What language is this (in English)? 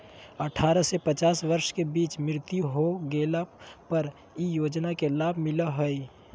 Magahi